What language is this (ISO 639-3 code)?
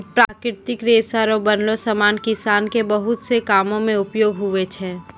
mai